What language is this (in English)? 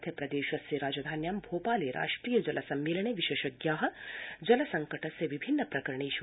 Sanskrit